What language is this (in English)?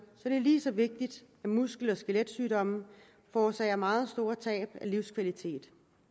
Danish